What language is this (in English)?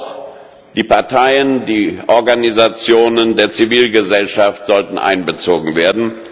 German